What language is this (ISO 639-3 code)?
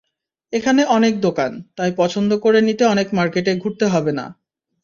ben